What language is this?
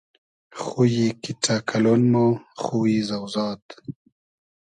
Hazaragi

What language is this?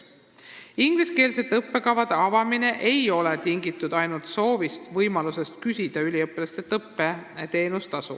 Estonian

